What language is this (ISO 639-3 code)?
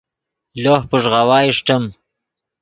ydg